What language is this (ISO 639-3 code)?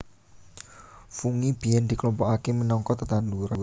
jav